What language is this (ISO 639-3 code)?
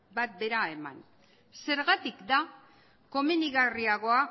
eus